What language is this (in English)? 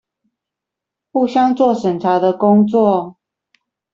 Chinese